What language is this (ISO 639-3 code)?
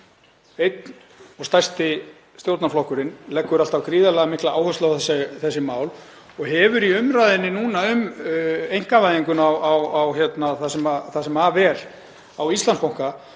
isl